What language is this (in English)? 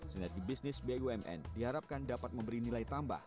Indonesian